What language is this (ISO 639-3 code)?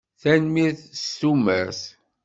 kab